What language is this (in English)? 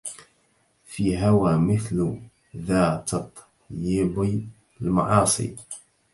Arabic